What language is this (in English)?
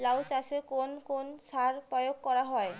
Bangla